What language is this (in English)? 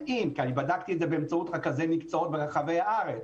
Hebrew